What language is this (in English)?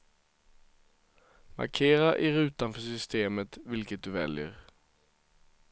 Swedish